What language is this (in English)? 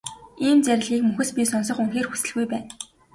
Mongolian